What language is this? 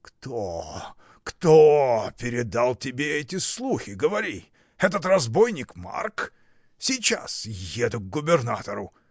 Russian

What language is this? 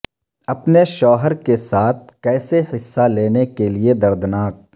Urdu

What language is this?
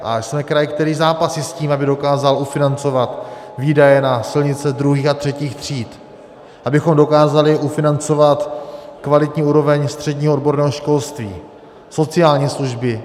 Czech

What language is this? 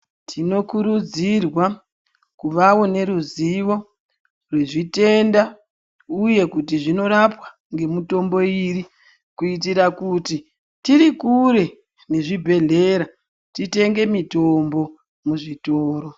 Ndau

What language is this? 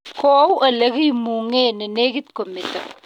Kalenjin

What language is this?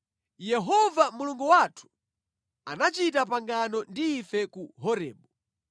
Nyanja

